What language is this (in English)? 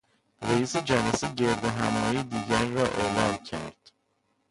Persian